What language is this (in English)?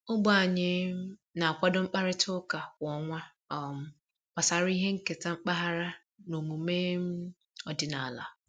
Igbo